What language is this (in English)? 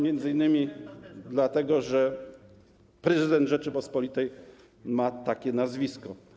Polish